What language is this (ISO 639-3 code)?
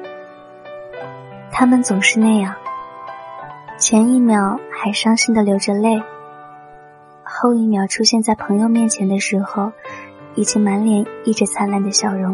zho